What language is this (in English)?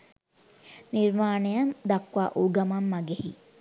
Sinhala